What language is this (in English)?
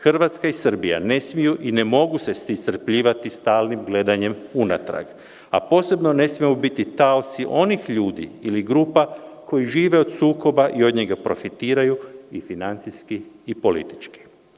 Serbian